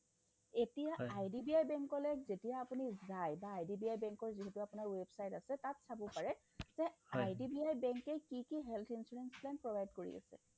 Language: Assamese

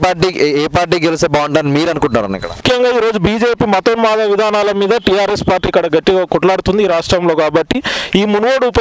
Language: Hindi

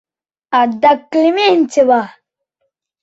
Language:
Mari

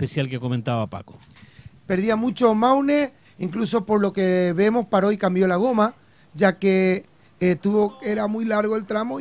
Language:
Spanish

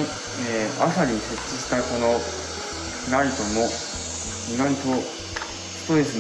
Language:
Japanese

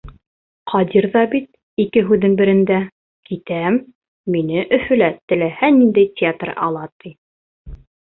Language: Bashkir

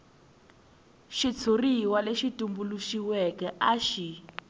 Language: Tsonga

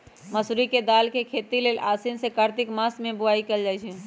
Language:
Magahi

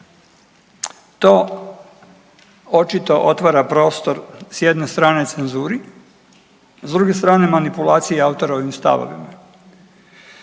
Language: Croatian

